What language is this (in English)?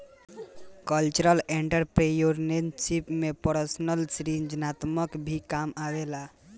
Bhojpuri